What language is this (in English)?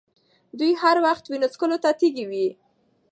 Pashto